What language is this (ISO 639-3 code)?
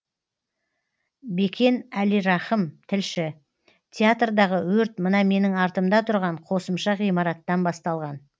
kaz